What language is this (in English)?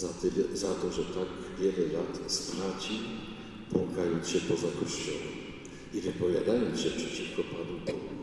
Polish